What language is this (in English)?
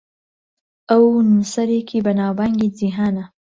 Central Kurdish